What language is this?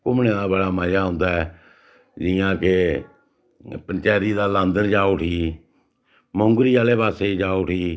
Dogri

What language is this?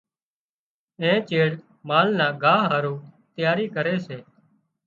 Wadiyara Koli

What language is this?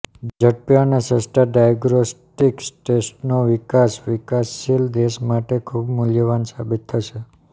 Gujarati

